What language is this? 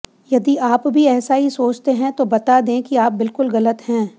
Hindi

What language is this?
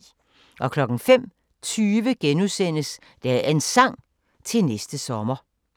Danish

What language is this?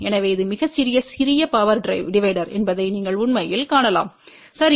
Tamil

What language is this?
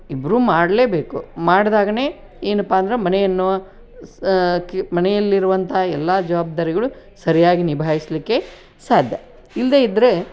Kannada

